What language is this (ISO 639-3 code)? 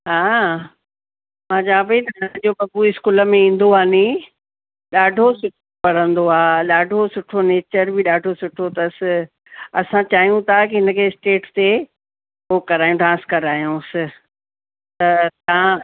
snd